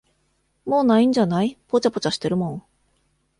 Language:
Japanese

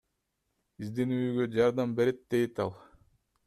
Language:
Kyrgyz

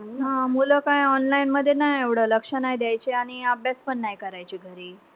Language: Marathi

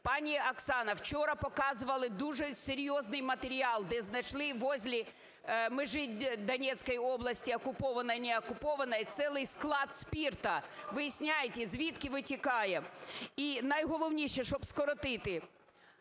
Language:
Ukrainian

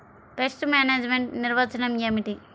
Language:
Telugu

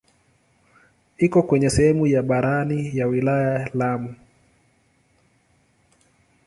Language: Swahili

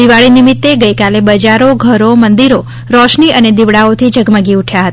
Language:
Gujarati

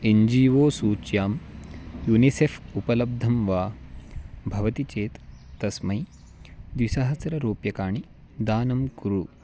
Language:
Sanskrit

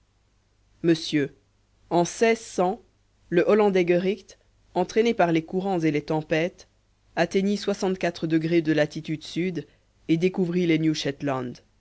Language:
French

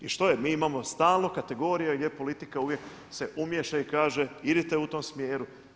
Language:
Croatian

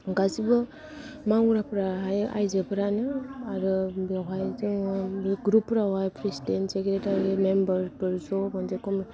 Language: Bodo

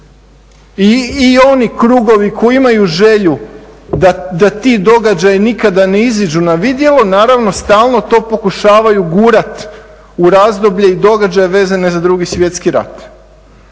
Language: Croatian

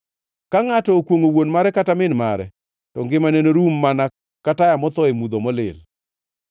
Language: Luo (Kenya and Tanzania)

